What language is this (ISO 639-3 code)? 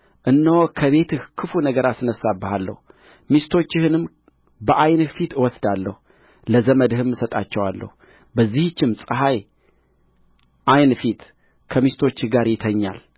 amh